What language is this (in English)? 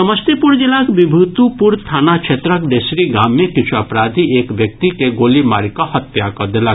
Maithili